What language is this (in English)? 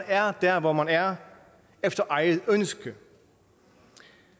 Danish